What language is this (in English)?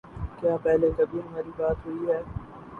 Urdu